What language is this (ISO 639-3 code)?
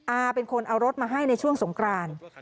tha